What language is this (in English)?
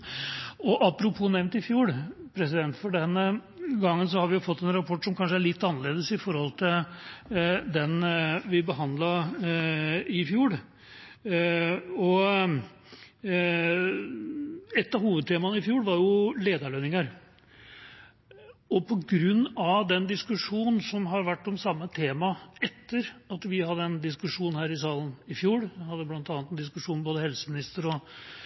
Norwegian Bokmål